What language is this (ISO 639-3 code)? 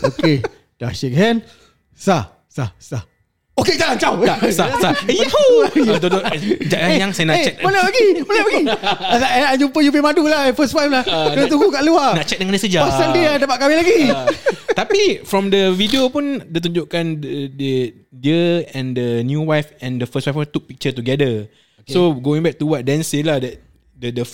msa